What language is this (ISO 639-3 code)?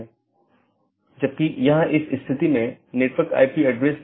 hin